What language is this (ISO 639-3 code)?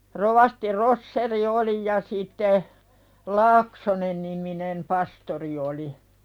fin